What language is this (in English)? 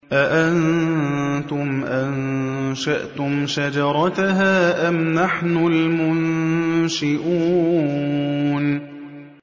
Arabic